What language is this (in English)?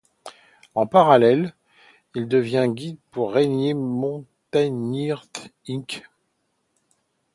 French